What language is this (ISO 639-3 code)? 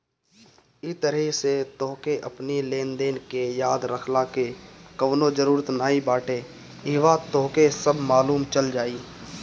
bho